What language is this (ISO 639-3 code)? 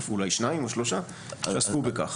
heb